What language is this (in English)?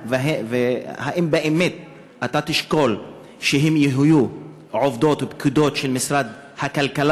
Hebrew